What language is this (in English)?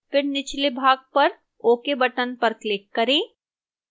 Hindi